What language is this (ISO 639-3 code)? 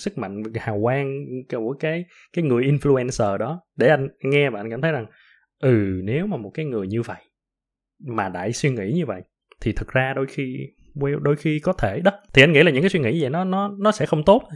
vie